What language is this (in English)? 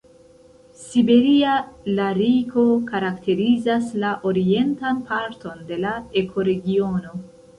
Esperanto